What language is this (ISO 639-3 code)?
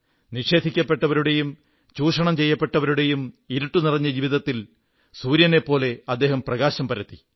mal